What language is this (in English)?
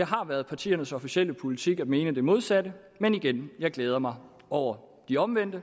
Danish